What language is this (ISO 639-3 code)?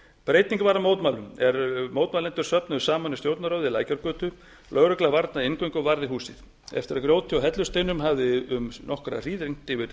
isl